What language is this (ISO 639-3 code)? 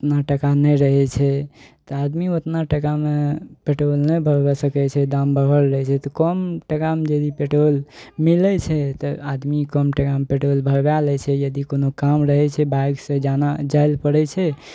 mai